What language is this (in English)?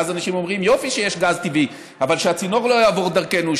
Hebrew